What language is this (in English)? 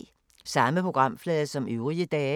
Danish